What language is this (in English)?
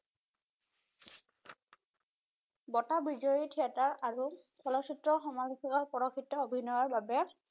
Assamese